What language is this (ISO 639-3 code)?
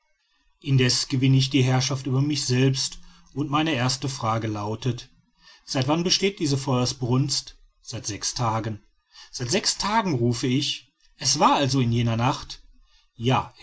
deu